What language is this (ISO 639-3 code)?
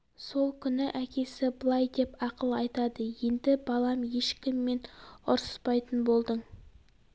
kaz